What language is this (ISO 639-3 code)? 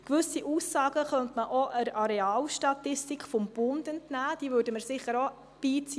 gsw